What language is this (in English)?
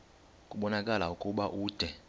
Xhosa